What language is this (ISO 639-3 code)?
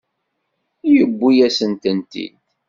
kab